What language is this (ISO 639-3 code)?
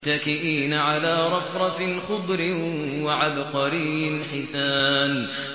ara